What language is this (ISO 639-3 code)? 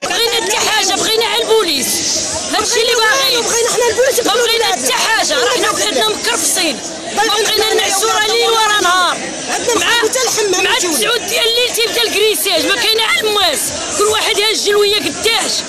ara